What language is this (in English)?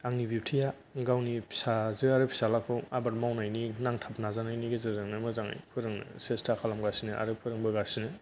Bodo